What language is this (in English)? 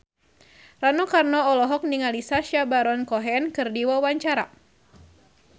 Sundanese